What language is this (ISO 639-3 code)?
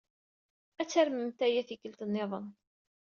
kab